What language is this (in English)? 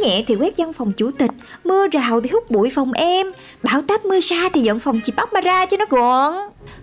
Vietnamese